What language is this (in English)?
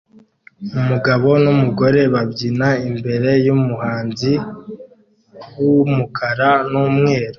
Kinyarwanda